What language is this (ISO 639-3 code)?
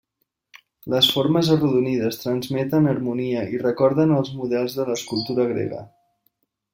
cat